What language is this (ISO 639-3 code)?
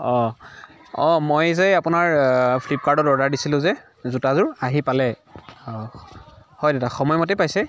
asm